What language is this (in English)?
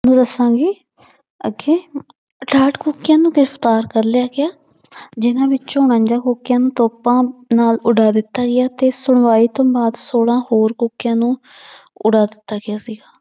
Punjabi